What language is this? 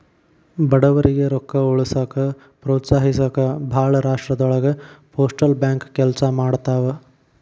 Kannada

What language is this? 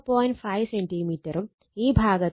Malayalam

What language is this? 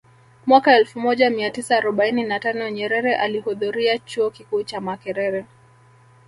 Swahili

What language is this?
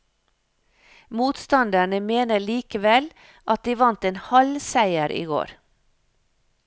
Norwegian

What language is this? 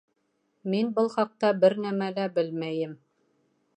Bashkir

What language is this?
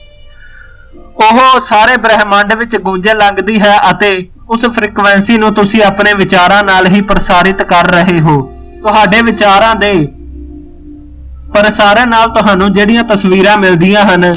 Punjabi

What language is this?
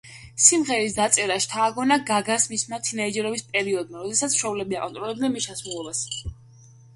Georgian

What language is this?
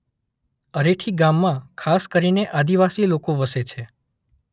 Gujarati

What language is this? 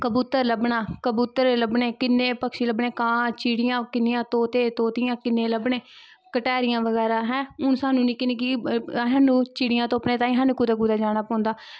Dogri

